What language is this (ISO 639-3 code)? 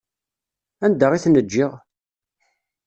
kab